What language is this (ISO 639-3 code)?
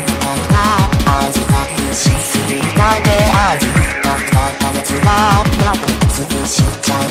vie